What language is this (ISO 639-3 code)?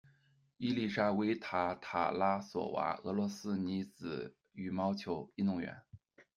zho